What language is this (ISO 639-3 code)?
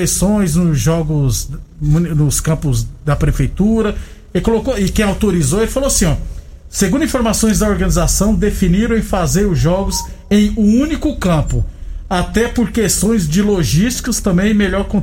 por